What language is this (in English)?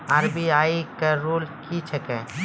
Maithili